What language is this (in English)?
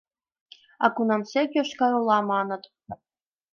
Mari